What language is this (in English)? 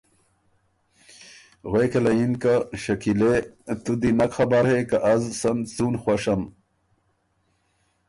Ormuri